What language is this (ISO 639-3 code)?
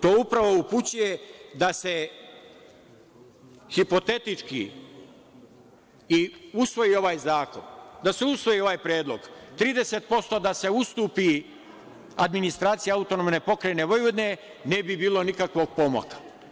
srp